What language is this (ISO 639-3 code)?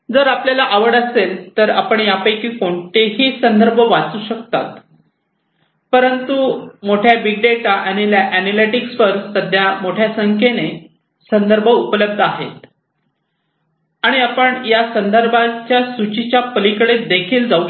mar